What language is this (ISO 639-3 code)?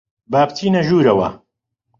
ckb